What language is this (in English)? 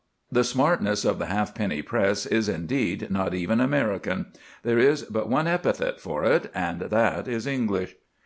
English